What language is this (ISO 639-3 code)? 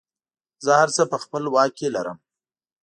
pus